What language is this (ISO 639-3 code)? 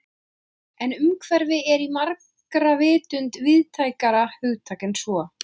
isl